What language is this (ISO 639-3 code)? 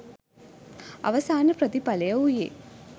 sin